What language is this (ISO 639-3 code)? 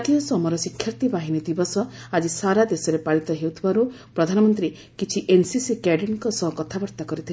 ori